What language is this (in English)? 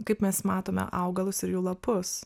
Lithuanian